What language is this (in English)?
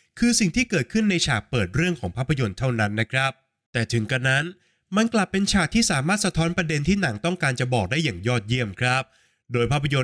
Thai